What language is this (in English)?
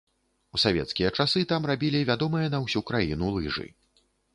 Belarusian